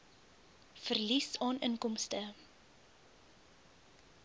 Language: Afrikaans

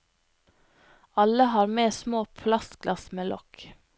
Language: Norwegian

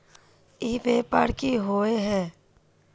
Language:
Magahi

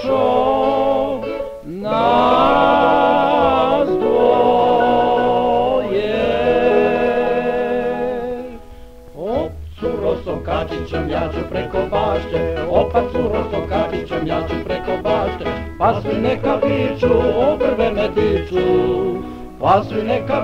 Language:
Romanian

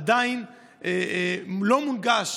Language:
Hebrew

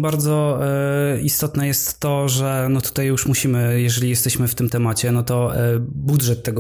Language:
Polish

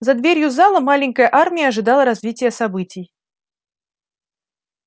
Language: Russian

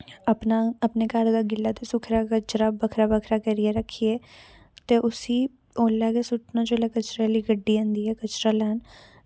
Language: Dogri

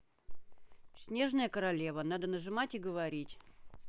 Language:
Russian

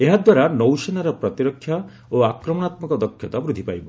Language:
Odia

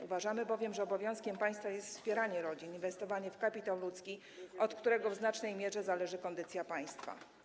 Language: Polish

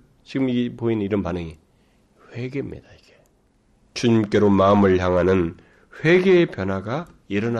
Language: Korean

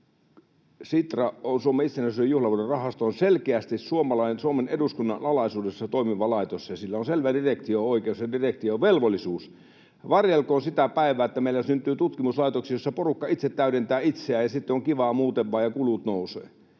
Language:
Finnish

